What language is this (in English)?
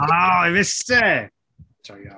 Welsh